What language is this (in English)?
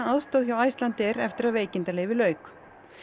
Icelandic